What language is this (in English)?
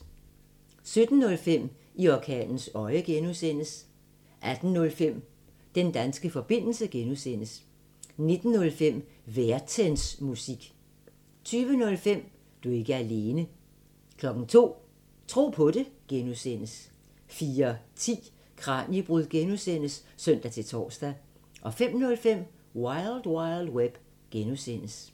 Danish